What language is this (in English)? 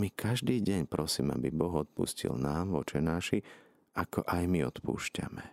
Slovak